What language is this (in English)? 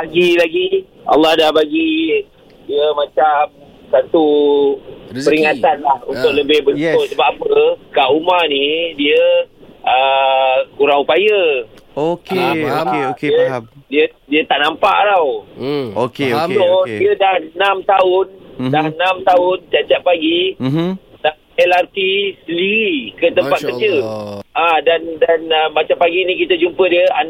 Malay